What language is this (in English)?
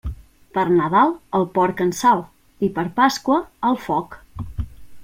Catalan